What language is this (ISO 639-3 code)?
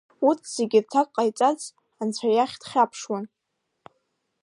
abk